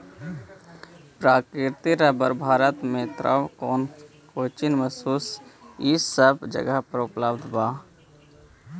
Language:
Magahi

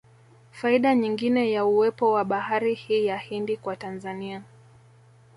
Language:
Swahili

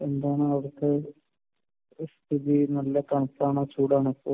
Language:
Malayalam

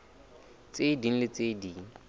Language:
Southern Sotho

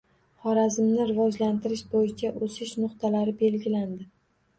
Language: Uzbek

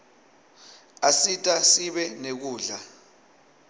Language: Swati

